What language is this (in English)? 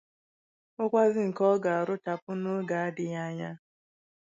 Igbo